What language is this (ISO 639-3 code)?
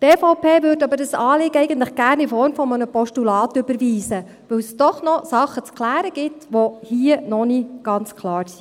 gsw